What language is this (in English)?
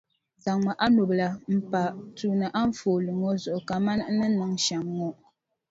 Dagbani